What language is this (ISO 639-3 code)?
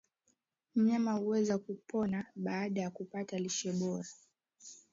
swa